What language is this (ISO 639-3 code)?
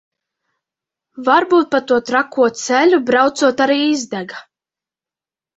lav